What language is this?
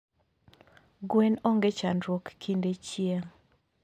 Luo (Kenya and Tanzania)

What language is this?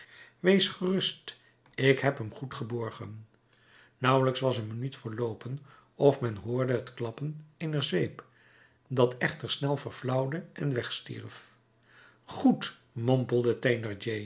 Dutch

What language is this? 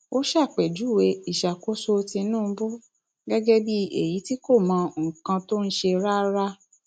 Yoruba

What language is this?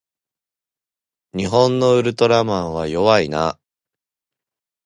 Japanese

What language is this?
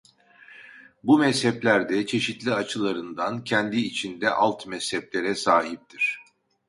Turkish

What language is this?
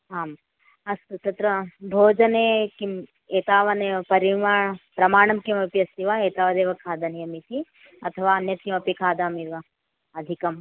Sanskrit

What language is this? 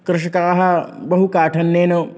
Sanskrit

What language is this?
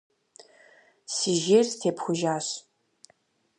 Kabardian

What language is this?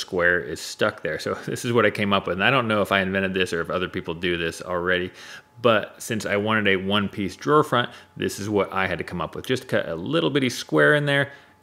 English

